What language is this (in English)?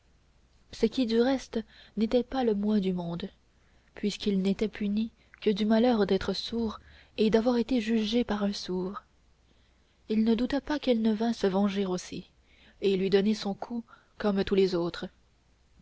French